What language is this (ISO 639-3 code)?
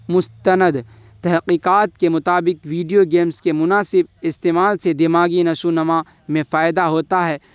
urd